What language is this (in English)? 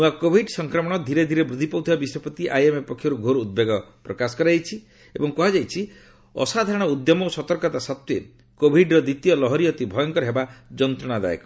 Odia